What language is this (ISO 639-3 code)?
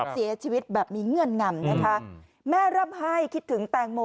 tha